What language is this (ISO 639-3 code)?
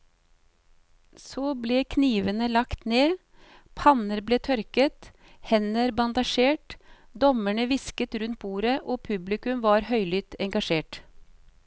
nor